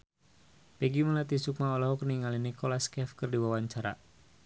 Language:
Sundanese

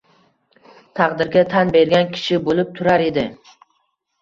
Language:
Uzbek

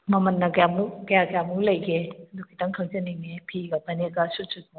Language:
Manipuri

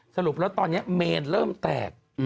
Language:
Thai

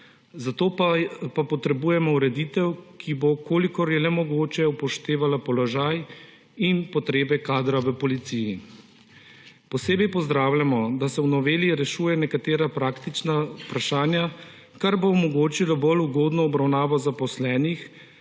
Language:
Slovenian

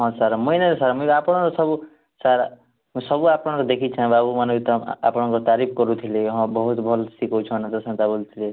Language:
Odia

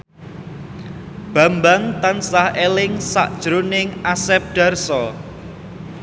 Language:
Javanese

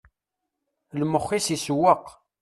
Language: Kabyle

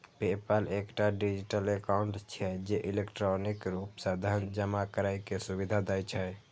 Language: Maithili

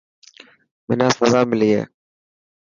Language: Dhatki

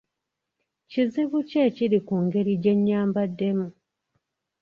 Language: Ganda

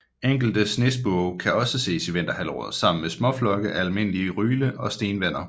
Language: Danish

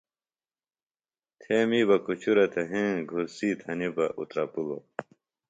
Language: Phalura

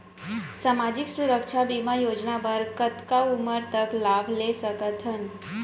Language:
Chhattisgarhi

